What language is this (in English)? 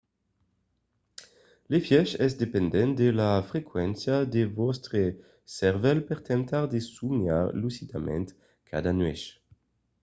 Occitan